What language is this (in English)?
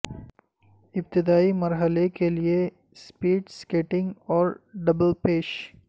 Urdu